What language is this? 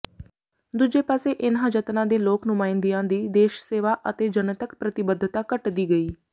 Punjabi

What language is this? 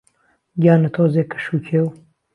Central Kurdish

